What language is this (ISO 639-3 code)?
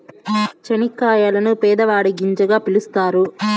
tel